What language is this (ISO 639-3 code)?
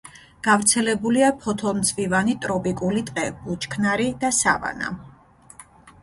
kat